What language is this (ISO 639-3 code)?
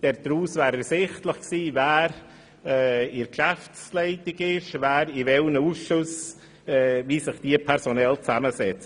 gsw